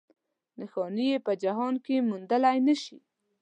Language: Pashto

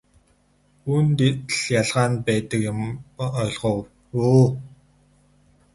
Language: Mongolian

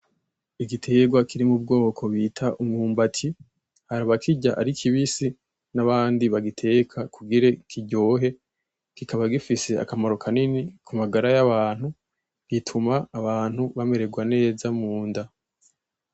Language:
Rundi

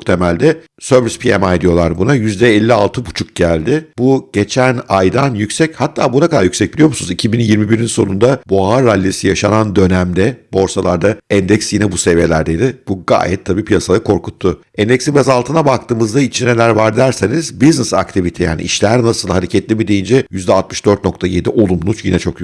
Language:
Turkish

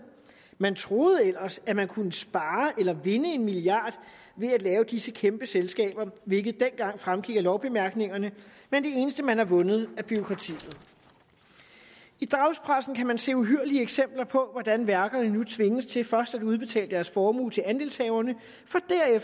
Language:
Danish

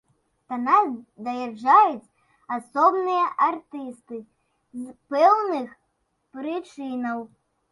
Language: Belarusian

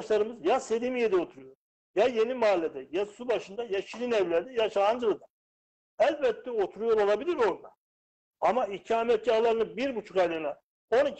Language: Turkish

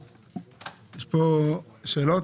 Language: Hebrew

